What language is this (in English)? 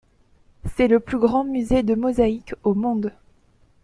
French